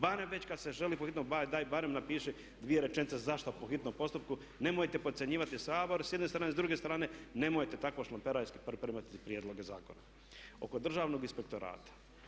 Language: Croatian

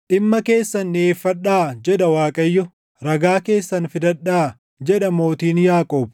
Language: Oromo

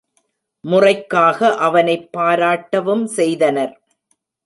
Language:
Tamil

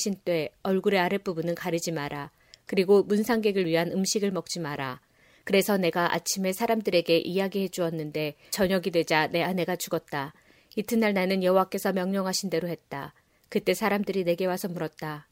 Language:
Korean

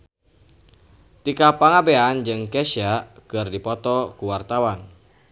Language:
Sundanese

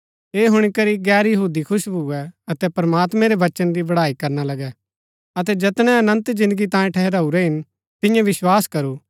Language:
Gaddi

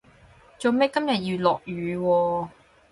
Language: Cantonese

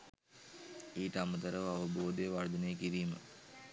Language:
Sinhala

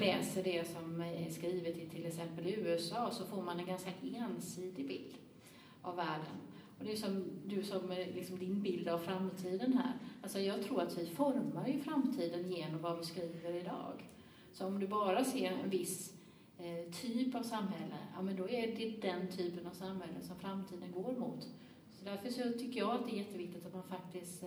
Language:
Swedish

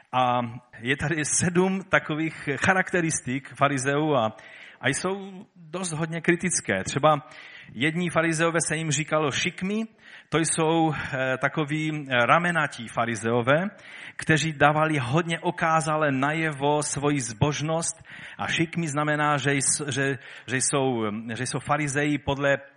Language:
Czech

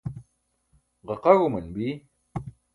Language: Burushaski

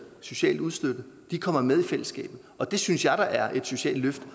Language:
Danish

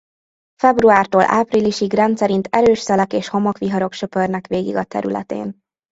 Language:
Hungarian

